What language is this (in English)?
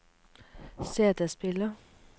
Norwegian